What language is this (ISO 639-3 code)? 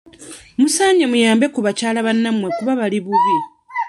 lug